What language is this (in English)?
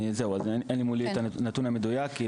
Hebrew